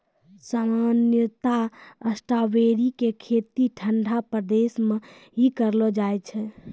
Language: Maithili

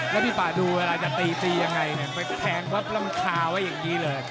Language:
Thai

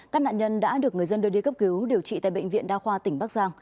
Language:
Vietnamese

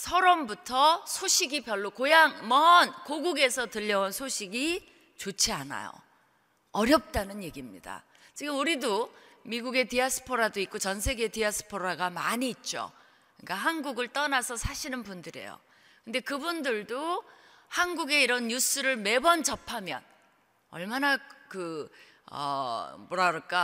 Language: Korean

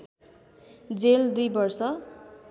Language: Nepali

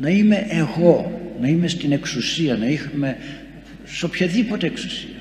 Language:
Greek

